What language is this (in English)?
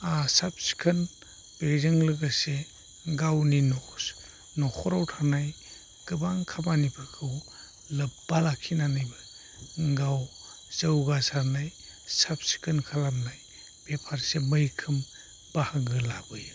Bodo